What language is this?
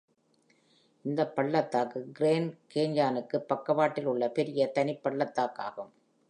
Tamil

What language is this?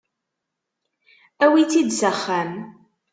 Kabyle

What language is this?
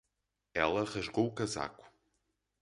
Portuguese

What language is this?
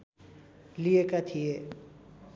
Nepali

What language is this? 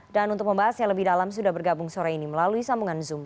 Indonesian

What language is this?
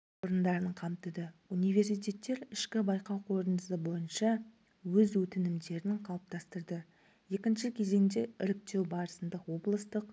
Kazakh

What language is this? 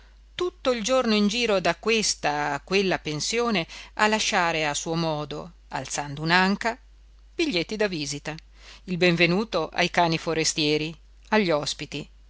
Italian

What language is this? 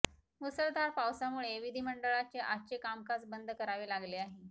Marathi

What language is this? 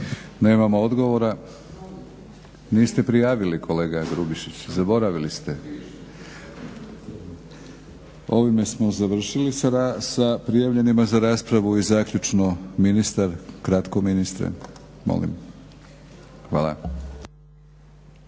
Croatian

